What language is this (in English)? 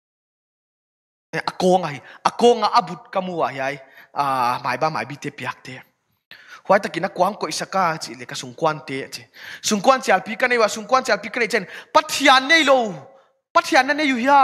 Thai